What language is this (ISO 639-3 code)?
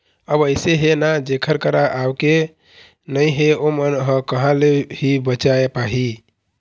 hne